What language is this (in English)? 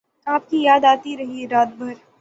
Urdu